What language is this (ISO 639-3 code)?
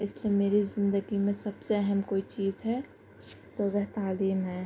urd